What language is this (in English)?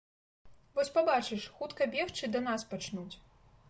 Belarusian